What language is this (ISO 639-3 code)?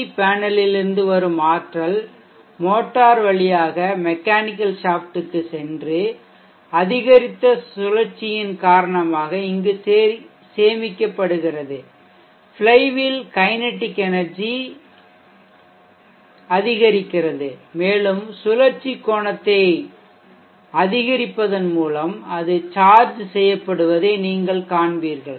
tam